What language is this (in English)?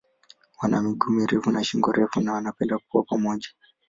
Swahili